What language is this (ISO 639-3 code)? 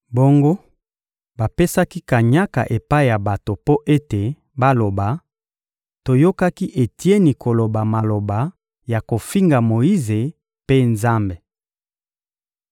lin